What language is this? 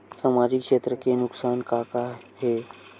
Chhattisgarhi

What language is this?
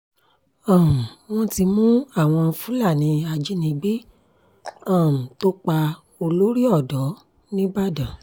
Yoruba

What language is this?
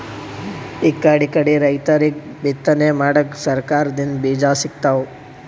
Kannada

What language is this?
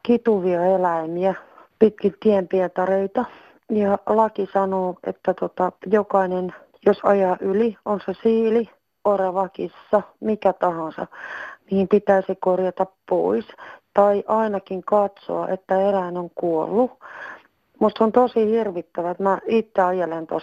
Finnish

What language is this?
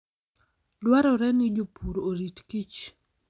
Luo (Kenya and Tanzania)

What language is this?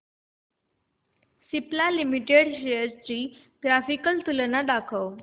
Marathi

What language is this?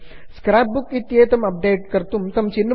Sanskrit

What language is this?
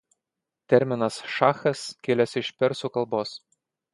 Lithuanian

